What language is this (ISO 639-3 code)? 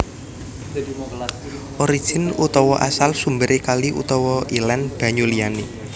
jav